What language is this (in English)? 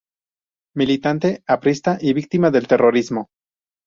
Spanish